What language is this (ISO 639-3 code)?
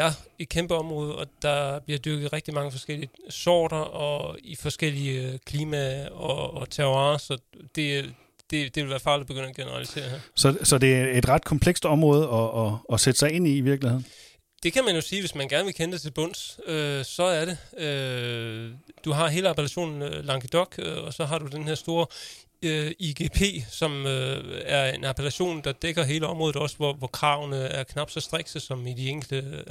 dan